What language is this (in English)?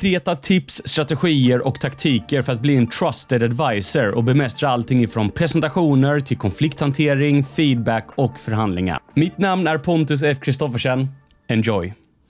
Swedish